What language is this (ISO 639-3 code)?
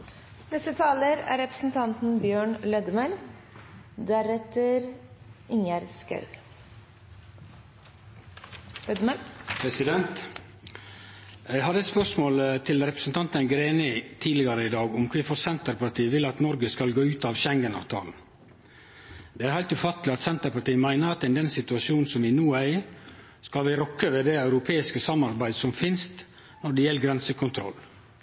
nno